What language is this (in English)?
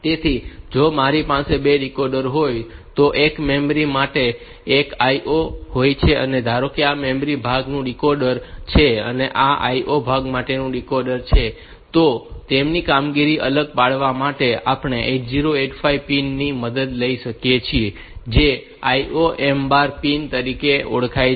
Gujarati